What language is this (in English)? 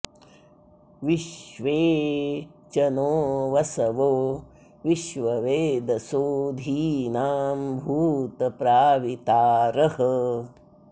Sanskrit